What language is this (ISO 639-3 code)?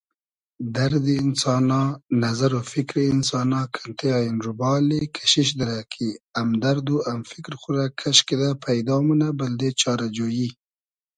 haz